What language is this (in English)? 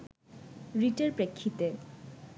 Bangla